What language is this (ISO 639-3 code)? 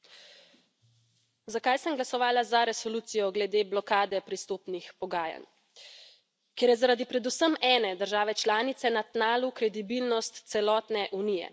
slv